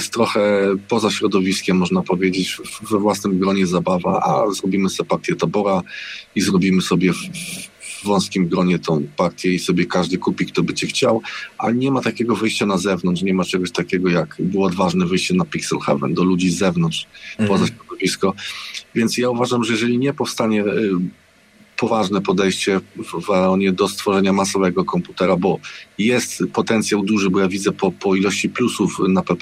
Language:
Polish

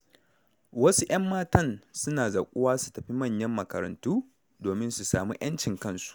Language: Hausa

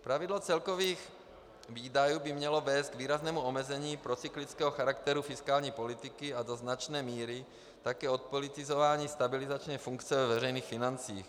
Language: Czech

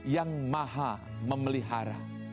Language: Indonesian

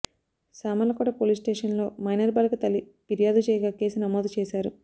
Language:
Telugu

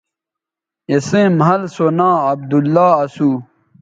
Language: Bateri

